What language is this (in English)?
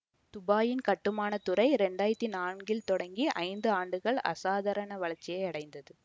Tamil